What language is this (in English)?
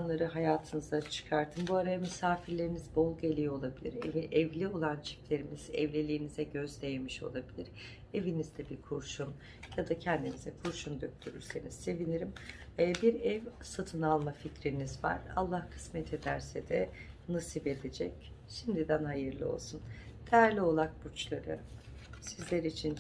Turkish